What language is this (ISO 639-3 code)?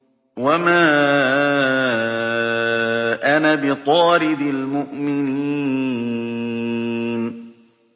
ara